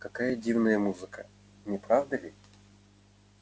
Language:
Russian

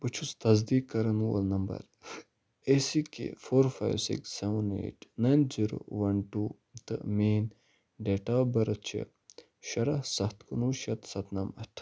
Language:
Kashmiri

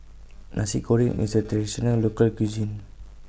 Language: English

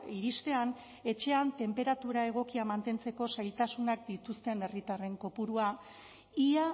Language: Basque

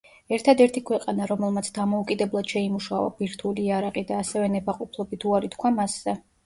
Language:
Georgian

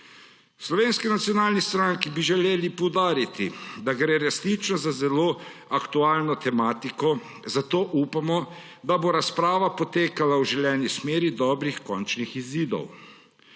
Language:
Slovenian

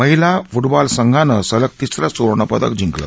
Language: Marathi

